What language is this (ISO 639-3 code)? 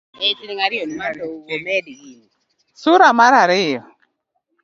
luo